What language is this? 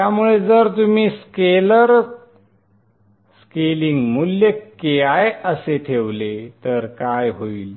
Marathi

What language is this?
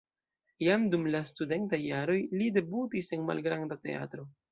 Esperanto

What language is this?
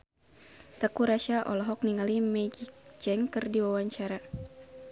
Sundanese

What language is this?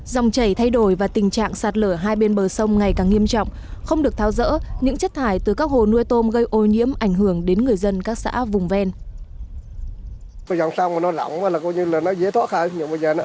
Vietnamese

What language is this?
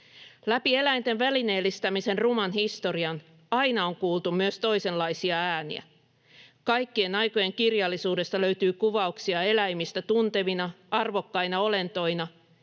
Finnish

